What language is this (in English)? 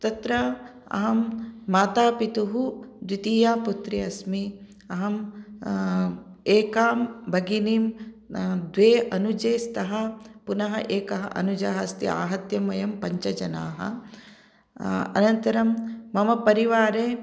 Sanskrit